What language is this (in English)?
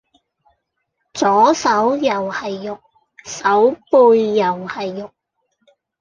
Cantonese